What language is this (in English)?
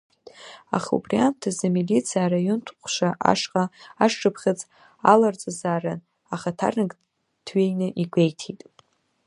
Abkhazian